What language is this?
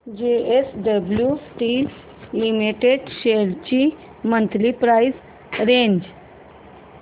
Marathi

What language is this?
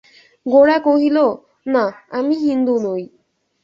Bangla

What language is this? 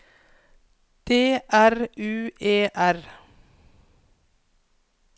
Norwegian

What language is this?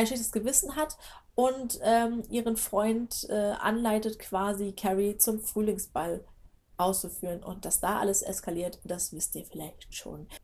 German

